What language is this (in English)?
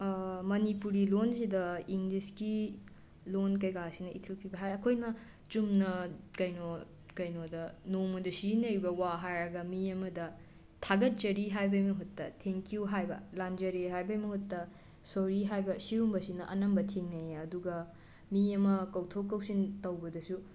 Manipuri